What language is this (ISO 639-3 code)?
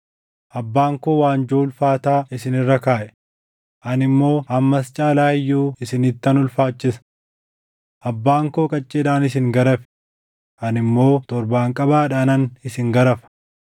orm